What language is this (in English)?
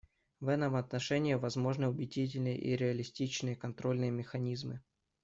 Russian